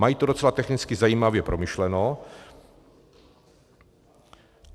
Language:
Czech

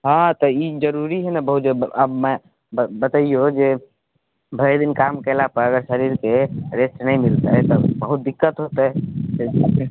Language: Maithili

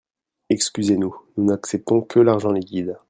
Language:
French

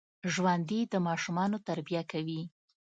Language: Pashto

